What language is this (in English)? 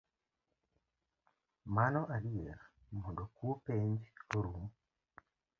Luo (Kenya and Tanzania)